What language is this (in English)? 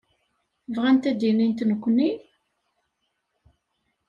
Kabyle